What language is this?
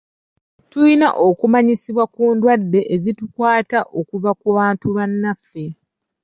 Ganda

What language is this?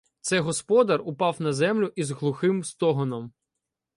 Ukrainian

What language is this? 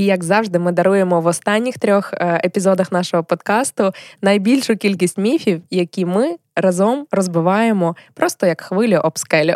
Ukrainian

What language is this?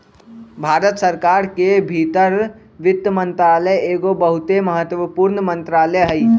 Magahi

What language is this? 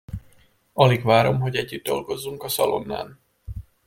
Hungarian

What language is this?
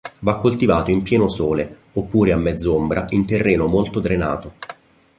Italian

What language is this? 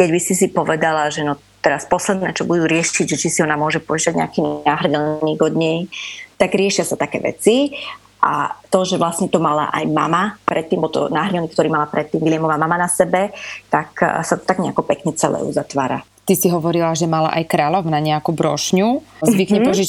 Slovak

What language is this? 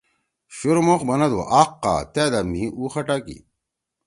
Torwali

